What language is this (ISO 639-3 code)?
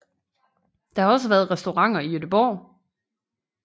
dan